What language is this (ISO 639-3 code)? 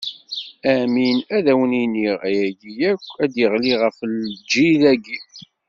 kab